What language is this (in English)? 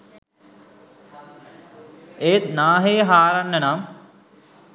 Sinhala